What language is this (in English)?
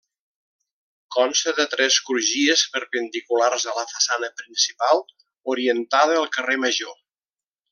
Catalan